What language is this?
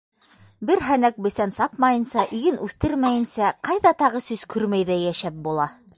Bashkir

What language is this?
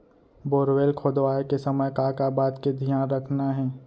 Chhattisgarhi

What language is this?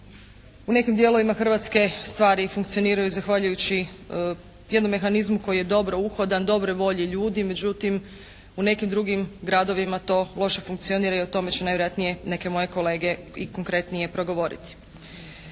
Croatian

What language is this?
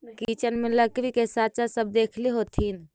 Magahi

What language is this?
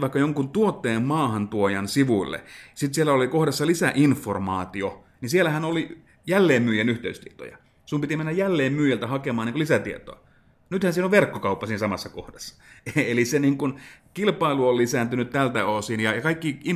Finnish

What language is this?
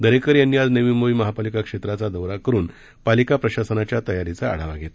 Marathi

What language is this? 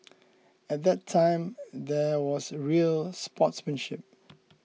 English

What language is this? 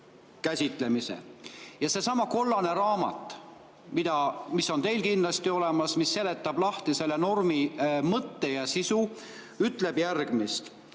Estonian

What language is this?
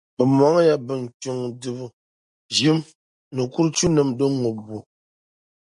Dagbani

